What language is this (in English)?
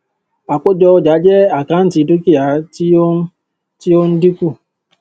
Yoruba